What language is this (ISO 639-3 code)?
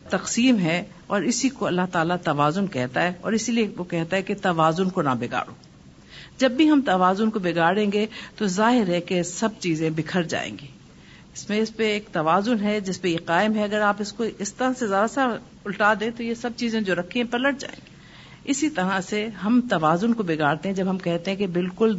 urd